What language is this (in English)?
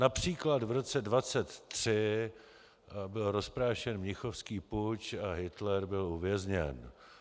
Czech